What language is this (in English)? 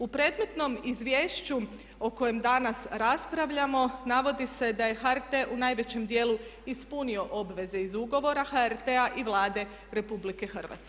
Croatian